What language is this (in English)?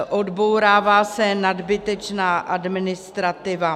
Czech